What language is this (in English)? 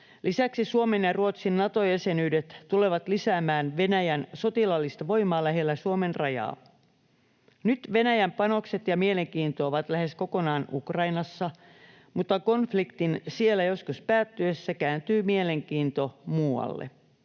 Finnish